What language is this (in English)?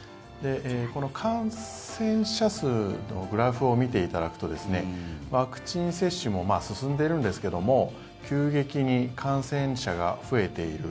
Japanese